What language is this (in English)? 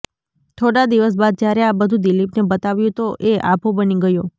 Gujarati